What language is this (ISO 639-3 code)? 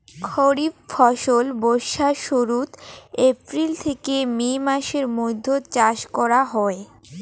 ben